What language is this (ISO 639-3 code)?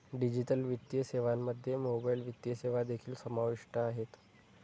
mar